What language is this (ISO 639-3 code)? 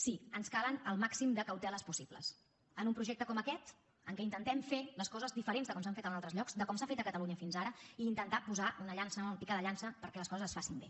cat